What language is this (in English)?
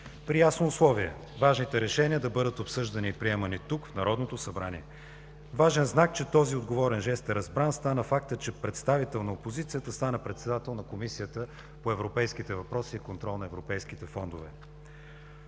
Bulgarian